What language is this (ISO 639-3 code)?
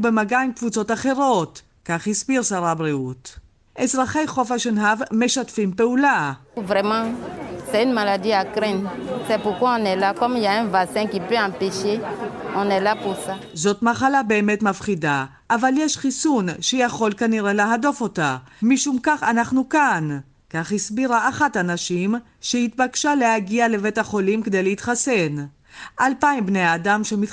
heb